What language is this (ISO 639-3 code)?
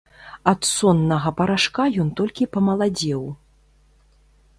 bel